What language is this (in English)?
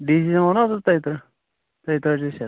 Kashmiri